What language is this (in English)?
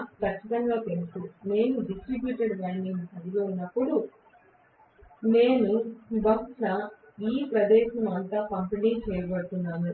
Telugu